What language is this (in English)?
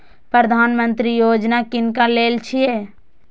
Maithili